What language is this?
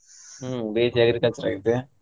Kannada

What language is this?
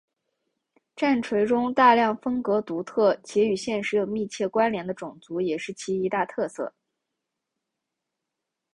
Chinese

